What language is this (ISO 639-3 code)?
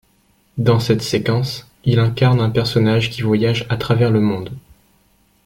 fra